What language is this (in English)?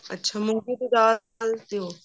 Punjabi